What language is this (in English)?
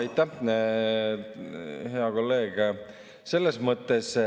Estonian